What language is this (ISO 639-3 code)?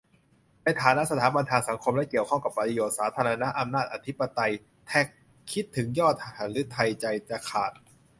tha